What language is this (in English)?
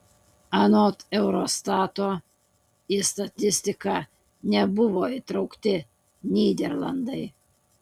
Lithuanian